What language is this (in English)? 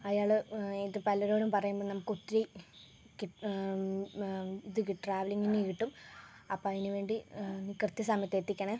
Malayalam